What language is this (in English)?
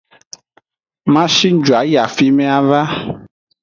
Aja (Benin)